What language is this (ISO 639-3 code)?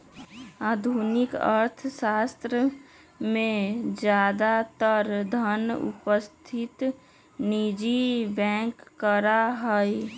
mag